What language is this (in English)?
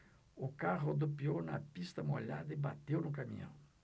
Portuguese